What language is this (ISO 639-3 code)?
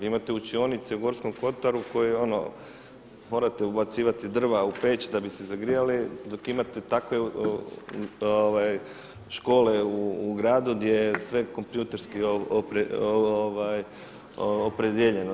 hrv